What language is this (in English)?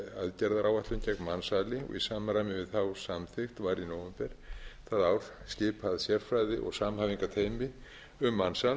Icelandic